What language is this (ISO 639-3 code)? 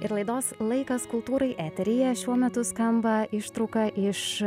lit